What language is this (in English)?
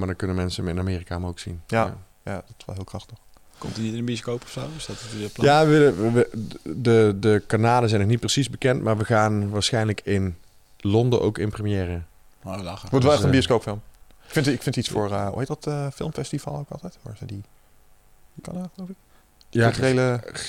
Dutch